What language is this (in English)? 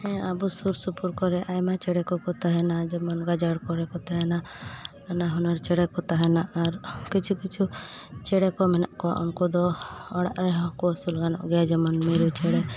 Santali